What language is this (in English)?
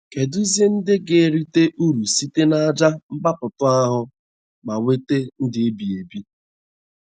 Igbo